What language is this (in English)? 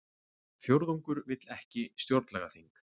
Icelandic